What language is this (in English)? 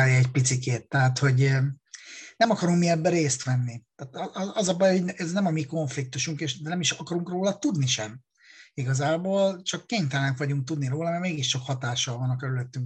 Hungarian